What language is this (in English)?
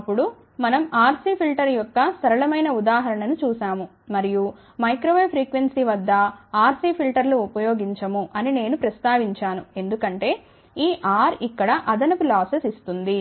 Telugu